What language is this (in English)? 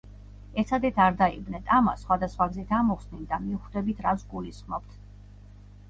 Georgian